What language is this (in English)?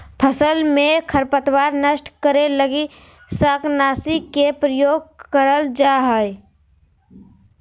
Magahi